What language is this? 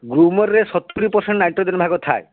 Odia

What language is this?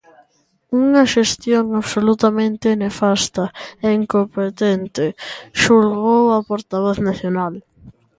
Galician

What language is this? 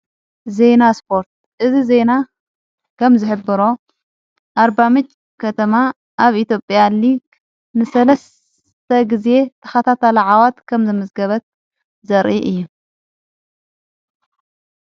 Tigrinya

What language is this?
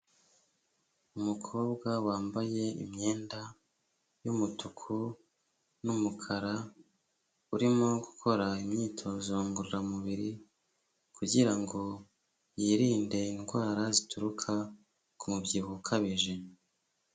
Kinyarwanda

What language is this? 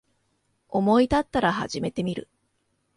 Japanese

